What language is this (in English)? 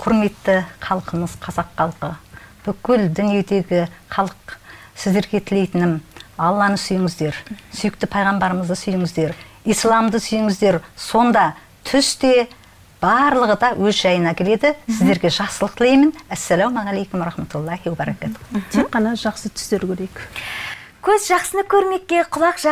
Arabic